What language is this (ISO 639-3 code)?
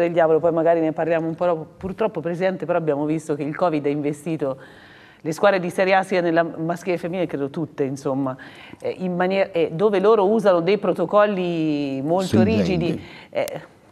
ita